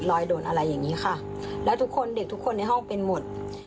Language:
Thai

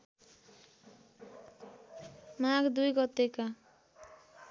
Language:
Nepali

